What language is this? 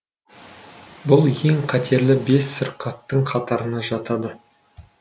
Kazakh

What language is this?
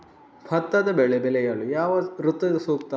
Kannada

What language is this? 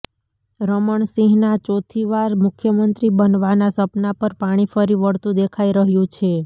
Gujarati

